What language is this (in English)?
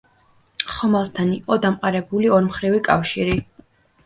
Georgian